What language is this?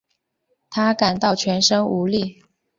Chinese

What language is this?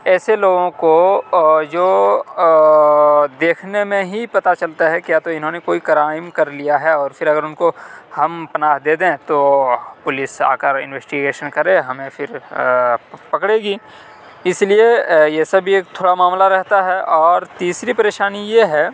Urdu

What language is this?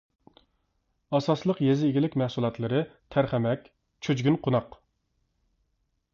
Uyghur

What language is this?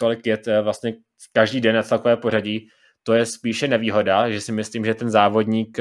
Czech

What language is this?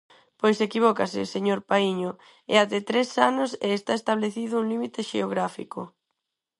Galician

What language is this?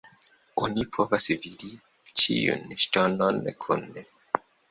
Esperanto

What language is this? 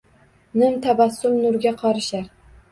Uzbek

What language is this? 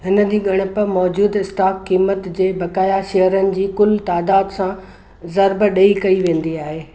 Sindhi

